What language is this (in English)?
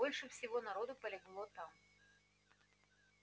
Russian